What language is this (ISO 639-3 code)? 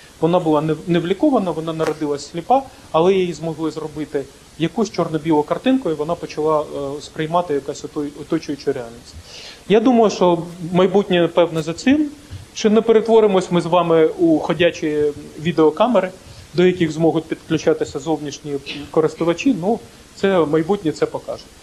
ukr